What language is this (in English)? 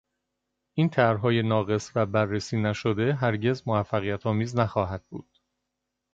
Persian